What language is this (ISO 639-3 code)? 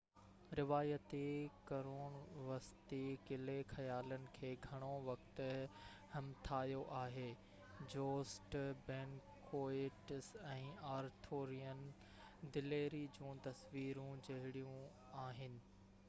snd